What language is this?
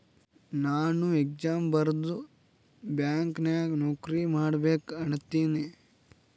Kannada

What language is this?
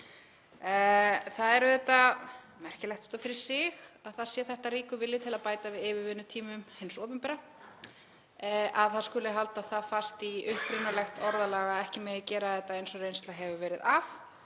Icelandic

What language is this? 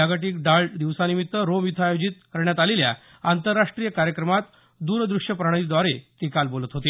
Marathi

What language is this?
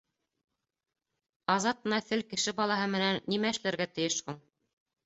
Bashkir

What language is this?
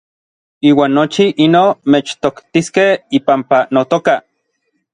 Orizaba Nahuatl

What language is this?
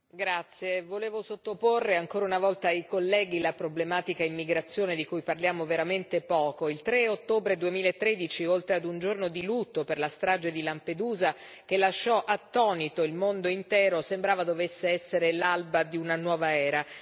Italian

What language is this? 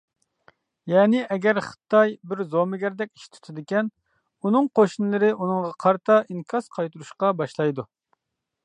Uyghur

